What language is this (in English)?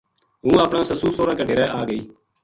Gujari